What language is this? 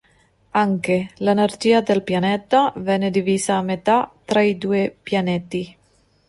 Italian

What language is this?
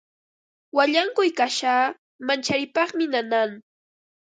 Ambo-Pasco Quechua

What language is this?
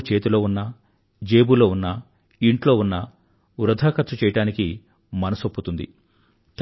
Telugu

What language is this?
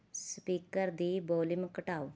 Punjabi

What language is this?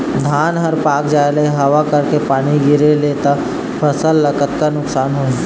Chhattisgarhi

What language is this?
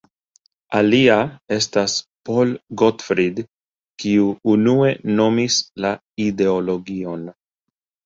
Esperanto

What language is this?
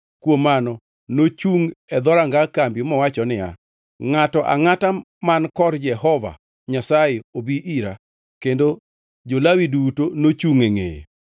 Luo (Kenya and Tanzania)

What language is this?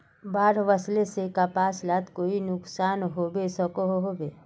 Magahi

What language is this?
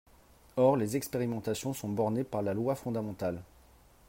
French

